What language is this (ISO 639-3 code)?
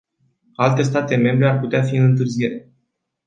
ron